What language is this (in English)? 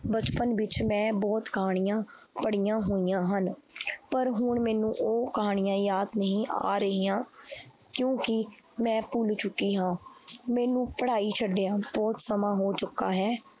Punjabi